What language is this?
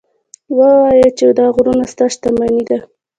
Pashto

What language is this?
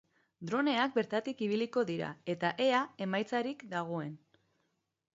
Basque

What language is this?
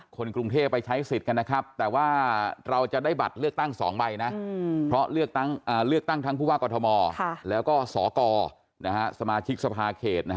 Thai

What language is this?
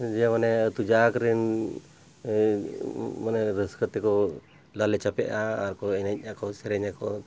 Santali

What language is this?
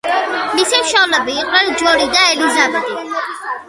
Georgian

